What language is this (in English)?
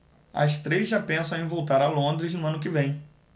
Portuguese